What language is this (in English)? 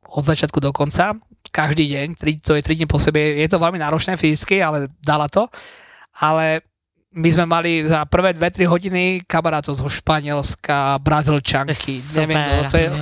Slovak